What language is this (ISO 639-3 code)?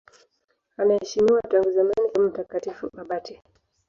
swa